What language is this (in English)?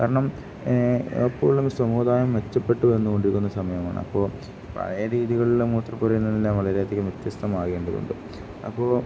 Malayalam